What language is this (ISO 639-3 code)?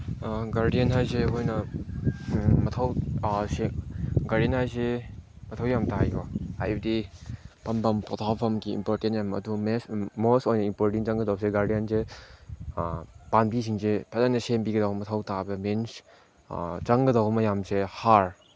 mni